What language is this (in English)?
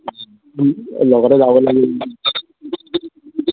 Assamese